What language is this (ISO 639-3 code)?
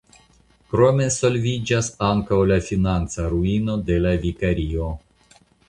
epo